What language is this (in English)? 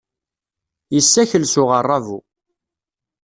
Kabyle